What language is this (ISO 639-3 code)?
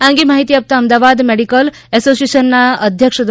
guj